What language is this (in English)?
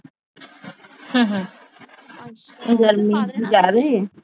Punjabi